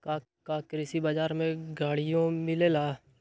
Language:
Magahi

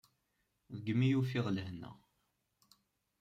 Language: Kabyle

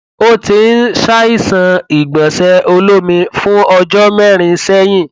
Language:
Yoruba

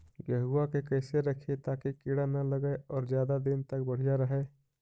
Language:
Magahi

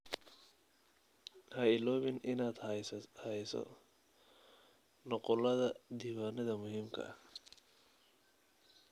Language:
Somali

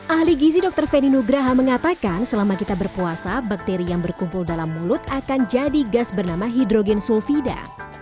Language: Indonesian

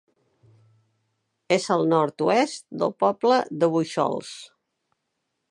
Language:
Catalan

